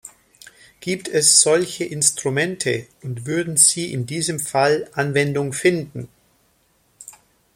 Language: German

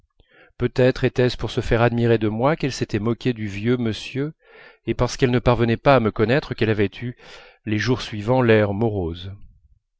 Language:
French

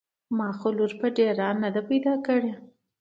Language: Pashto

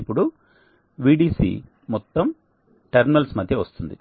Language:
Telugu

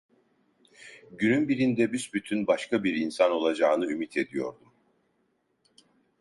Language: Turkish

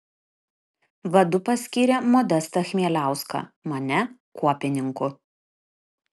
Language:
Lithuanian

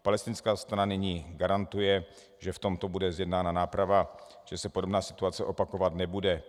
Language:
Czech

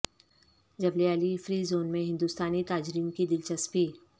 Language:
Urdu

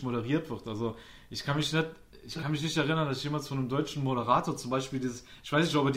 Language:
German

